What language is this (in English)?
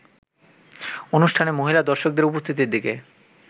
Bangla